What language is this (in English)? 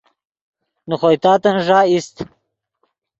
Yidgha